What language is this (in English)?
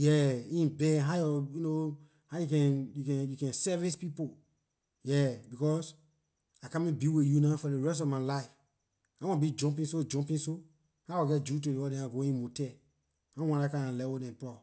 Liberian English